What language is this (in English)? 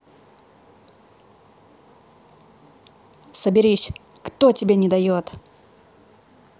Russian